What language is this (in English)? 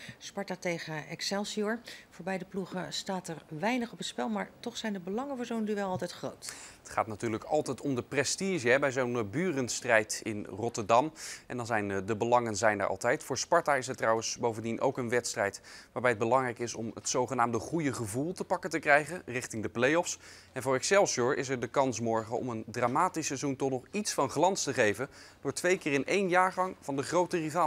Dutch